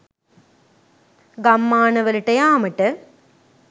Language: Sinhala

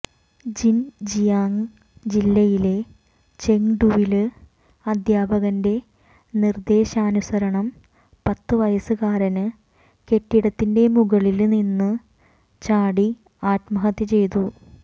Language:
Malayalam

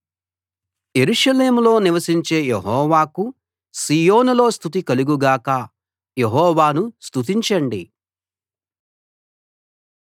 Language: Telugu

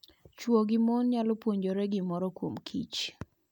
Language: Luo (Kenya and Tanzania)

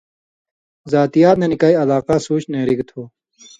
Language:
Indus Kohistani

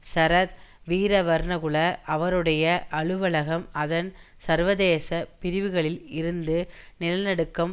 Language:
Tamil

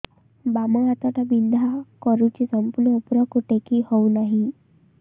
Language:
Odia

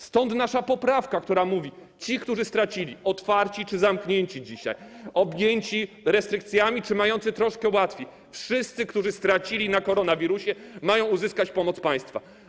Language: Polish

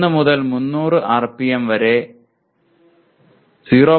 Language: Malayalam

